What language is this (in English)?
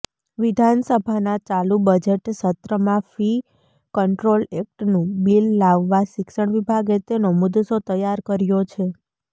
Gujarati